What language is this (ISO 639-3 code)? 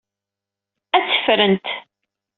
kab